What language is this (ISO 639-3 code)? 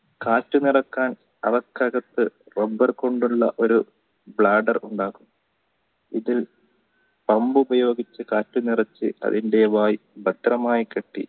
mal